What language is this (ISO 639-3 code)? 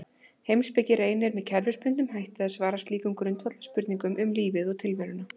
isl